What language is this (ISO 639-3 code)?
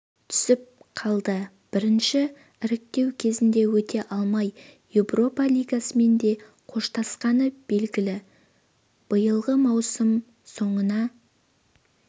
kaz